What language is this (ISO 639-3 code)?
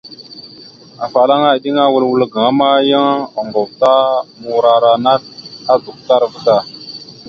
mxu